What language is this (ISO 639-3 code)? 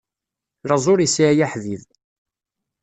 kab